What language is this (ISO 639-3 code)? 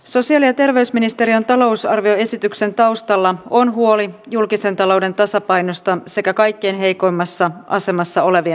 fin